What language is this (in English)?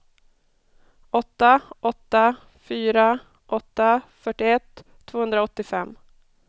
Swedish